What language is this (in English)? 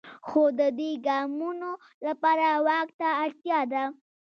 Pashto